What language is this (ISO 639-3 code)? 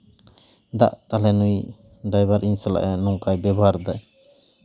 sat